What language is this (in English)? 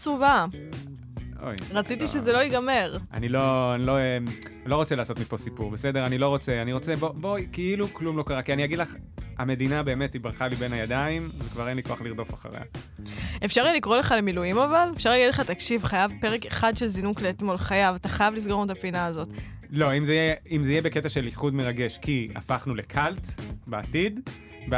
Hebrew